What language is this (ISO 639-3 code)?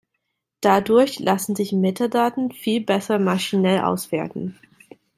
deu